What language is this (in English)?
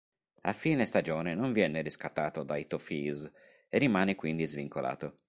Italian